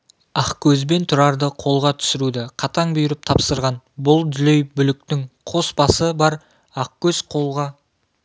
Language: Kazakh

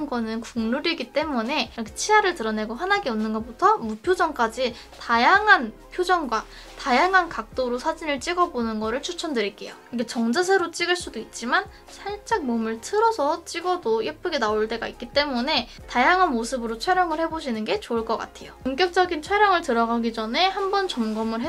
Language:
Korean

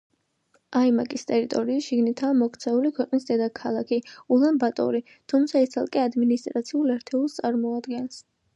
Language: Georgian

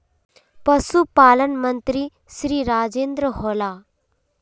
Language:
Magahi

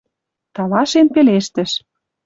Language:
Western Mari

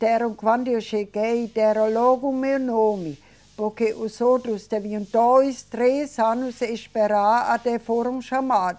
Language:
Portuguese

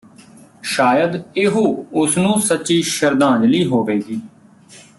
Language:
Punjabi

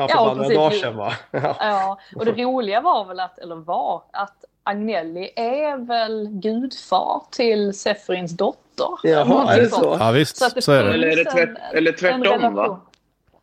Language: Swedish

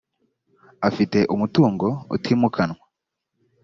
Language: Kinyarwanda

